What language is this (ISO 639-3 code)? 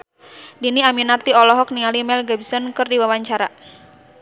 sun